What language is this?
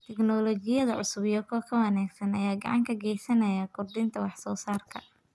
Somali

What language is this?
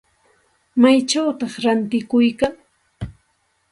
Santa Ana de Tusi Pasco Quechua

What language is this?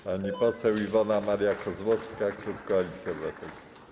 Polish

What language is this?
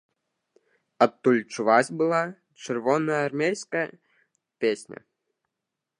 Belarusian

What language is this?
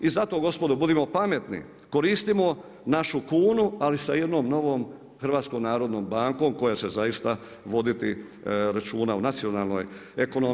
Croatian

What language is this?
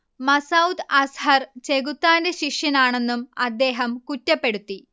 Malayalam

